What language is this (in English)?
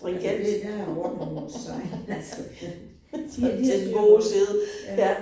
Danish